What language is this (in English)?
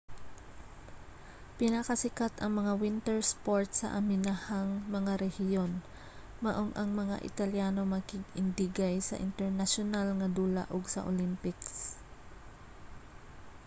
Cebuano